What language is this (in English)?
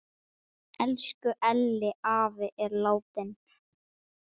Icelandic